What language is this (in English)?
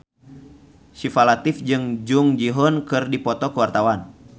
Sundanese